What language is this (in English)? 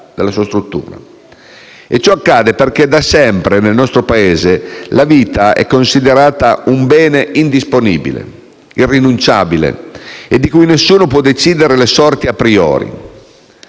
Italian